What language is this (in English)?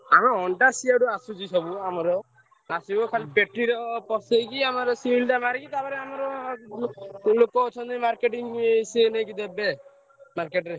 Odia